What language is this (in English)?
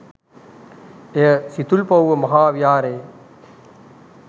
Sinhala